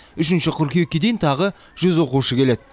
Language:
Kazakh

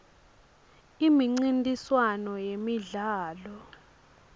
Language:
Swati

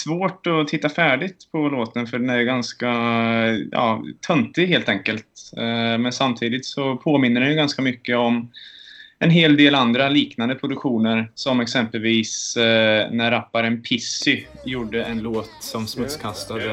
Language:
Swedish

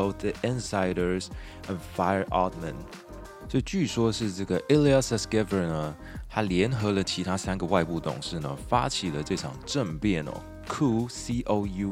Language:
Chinese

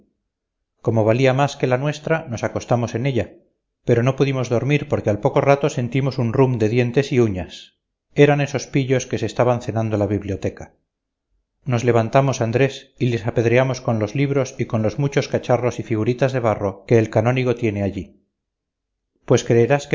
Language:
Spanish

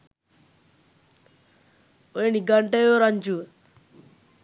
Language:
Sinhala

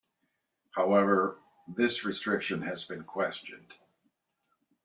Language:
English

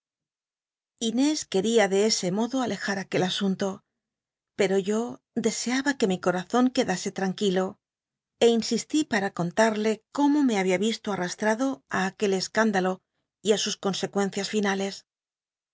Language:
Spanish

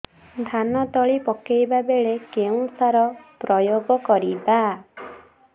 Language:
Odia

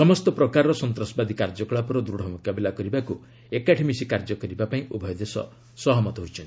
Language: Odia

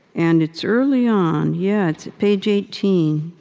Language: English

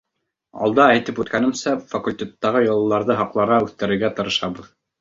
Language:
Bashkir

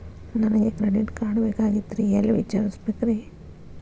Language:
Kannada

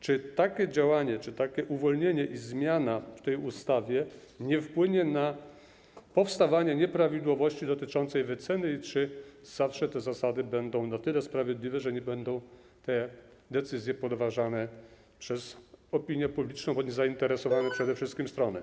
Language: Polish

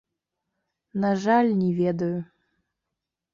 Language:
Belarusian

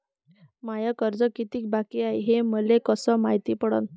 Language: Marathi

